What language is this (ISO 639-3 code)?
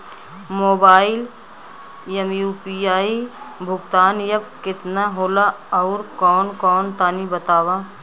bho